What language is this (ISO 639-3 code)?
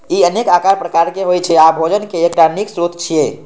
mai